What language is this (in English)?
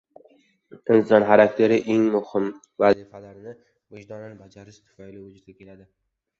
Uzbek